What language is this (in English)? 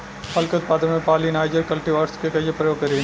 Bhojpuri